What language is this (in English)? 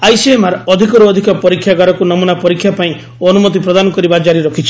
Odia